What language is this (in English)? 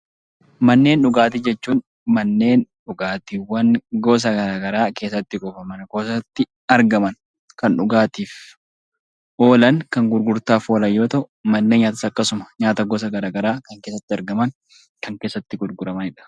Oromo